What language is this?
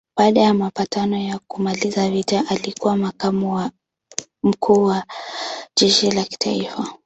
Swahili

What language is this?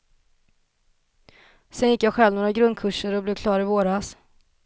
Swedish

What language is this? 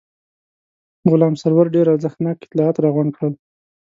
Pashto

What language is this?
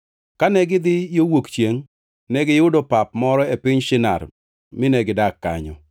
Luo (Kenya and Tanzania)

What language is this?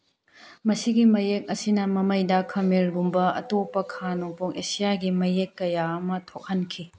Manipuri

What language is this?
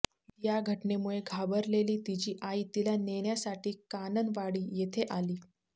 Marathi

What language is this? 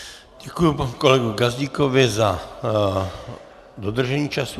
Czech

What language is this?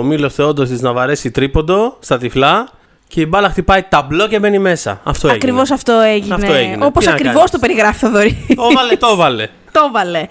Greek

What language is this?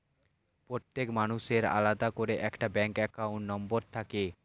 Bangla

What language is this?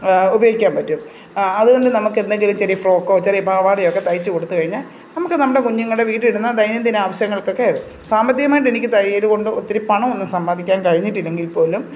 Malayalam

